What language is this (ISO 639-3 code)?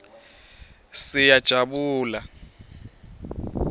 ssw